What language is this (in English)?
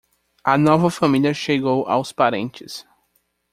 Portuguese